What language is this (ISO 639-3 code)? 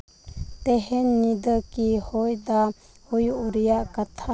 sat